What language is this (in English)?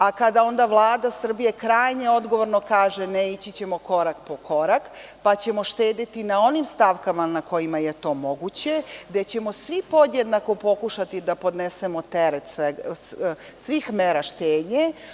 Serbian